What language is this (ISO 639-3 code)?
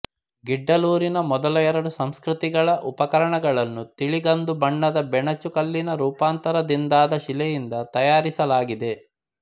kan